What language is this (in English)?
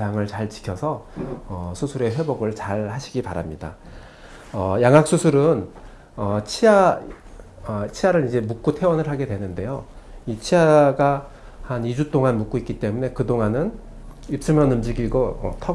Korean